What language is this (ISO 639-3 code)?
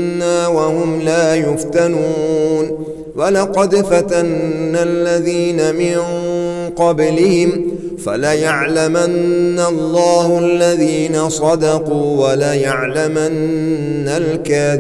ara